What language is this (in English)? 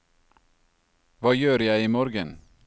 Norwegian